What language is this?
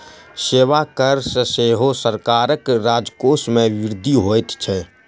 Maithili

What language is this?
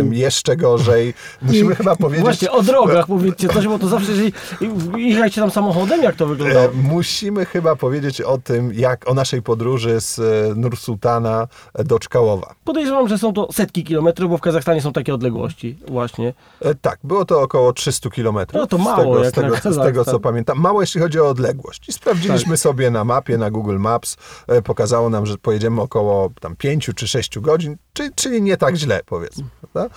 Polish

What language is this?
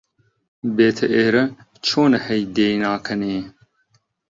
Central Kurdish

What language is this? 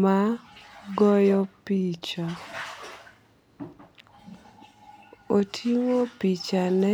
Luo (Kenya and Tanzania)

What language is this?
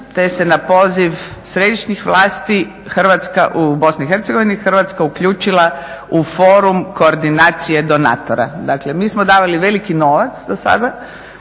Croatian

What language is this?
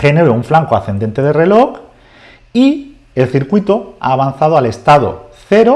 Spanish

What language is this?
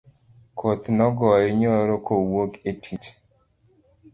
Luo (Kenya and Tanzania)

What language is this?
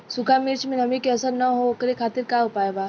Bhojpuri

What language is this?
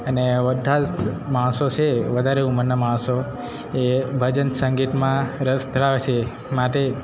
Gujarati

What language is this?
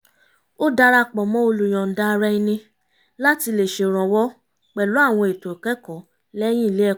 Yoruba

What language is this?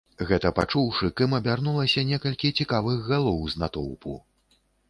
Belarusian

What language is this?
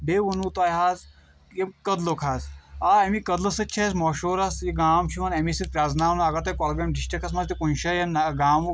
Kashmiri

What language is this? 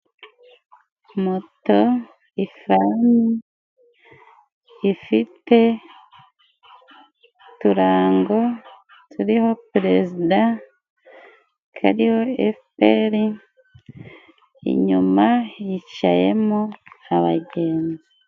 Kinyarwanda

